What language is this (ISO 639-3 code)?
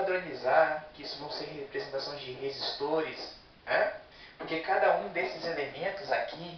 por